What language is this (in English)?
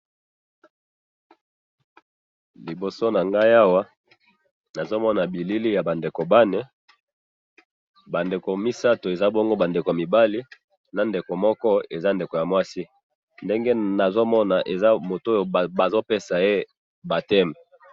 Lingala